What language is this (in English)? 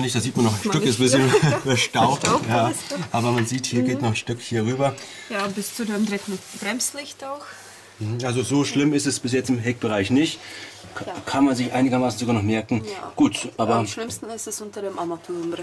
German